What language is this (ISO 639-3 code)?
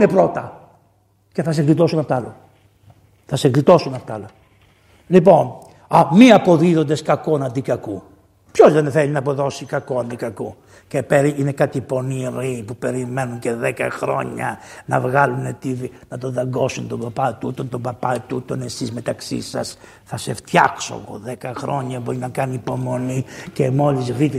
ell